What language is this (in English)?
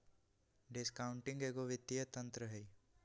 Magahi